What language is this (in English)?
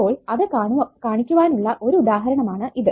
Malayalam